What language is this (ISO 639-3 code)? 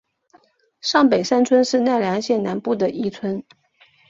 zho